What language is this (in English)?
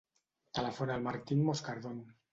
Catalan